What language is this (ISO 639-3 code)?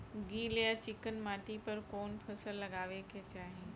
bho